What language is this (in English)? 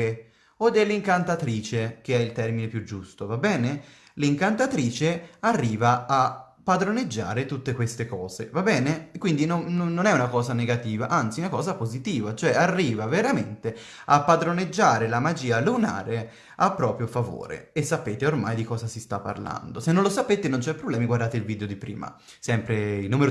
Italian